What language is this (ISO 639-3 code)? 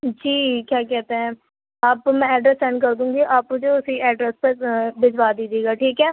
urd